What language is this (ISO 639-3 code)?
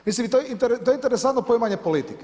hrv